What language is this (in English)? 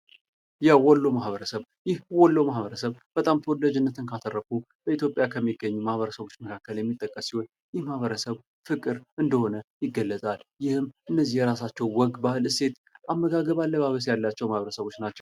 Amharic